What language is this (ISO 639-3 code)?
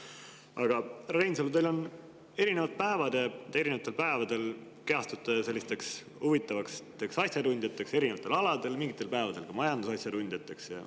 est